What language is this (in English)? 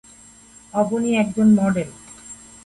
Bangla